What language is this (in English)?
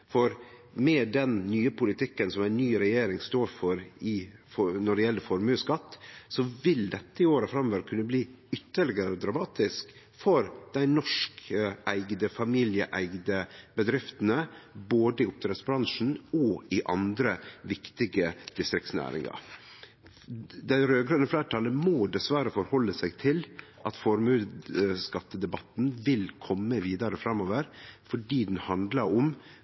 Norwegian Nynorsk